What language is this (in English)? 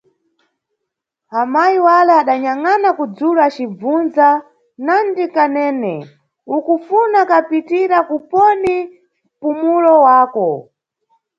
Nyungwe